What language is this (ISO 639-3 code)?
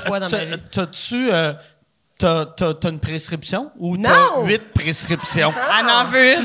fra